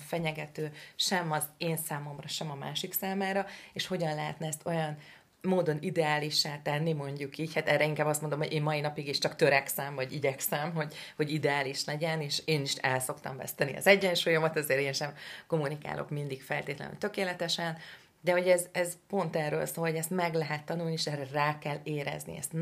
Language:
Hungarian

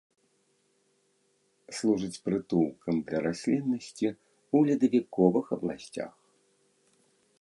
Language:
Belarusian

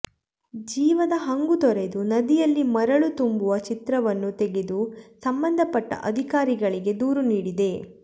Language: Kannada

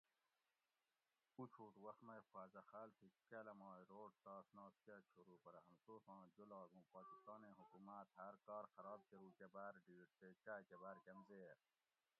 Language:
Gawri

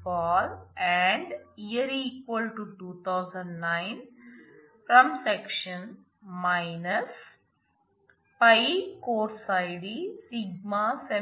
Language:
Telugu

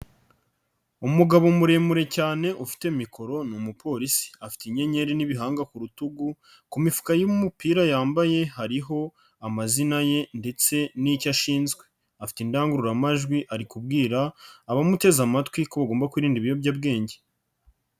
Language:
Kinyarwanda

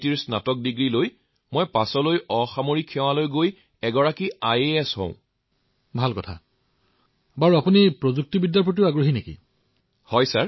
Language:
Assamese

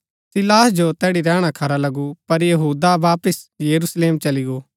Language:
Gaddi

